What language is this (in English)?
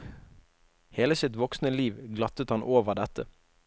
Norwegian